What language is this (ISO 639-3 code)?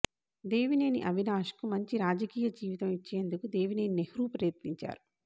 tel